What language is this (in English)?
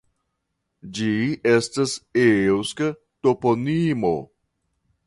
Esperanto